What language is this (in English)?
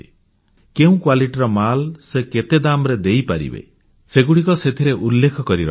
Odia